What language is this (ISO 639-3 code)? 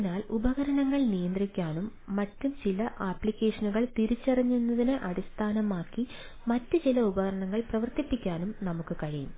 mal